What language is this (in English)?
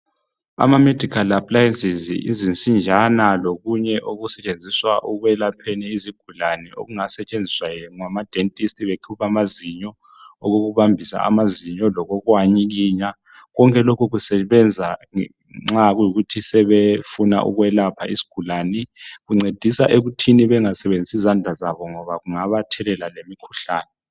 North Ndebele